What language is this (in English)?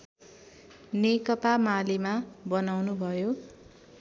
Nepali